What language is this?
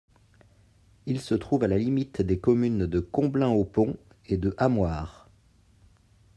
French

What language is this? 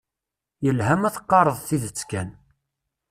Kabyle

